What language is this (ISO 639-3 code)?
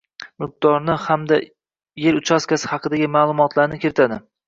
uzb